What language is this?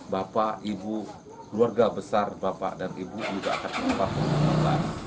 Indonesian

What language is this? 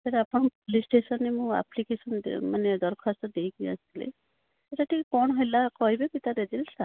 Odia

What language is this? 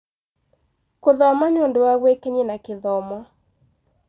Kikuyu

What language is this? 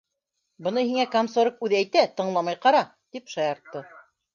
Bashkir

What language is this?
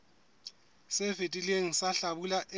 Southern Sotho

